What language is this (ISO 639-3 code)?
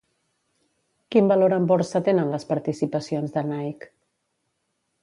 cat